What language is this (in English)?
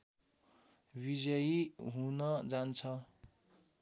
Nepali